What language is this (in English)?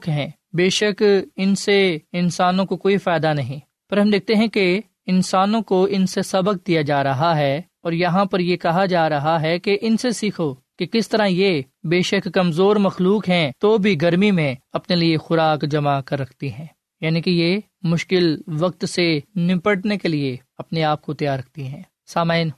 Urdu